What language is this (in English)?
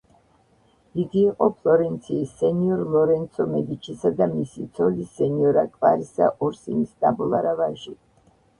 Georgian